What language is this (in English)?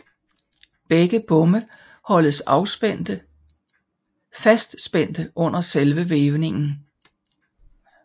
Danish